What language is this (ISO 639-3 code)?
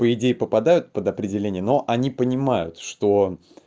rus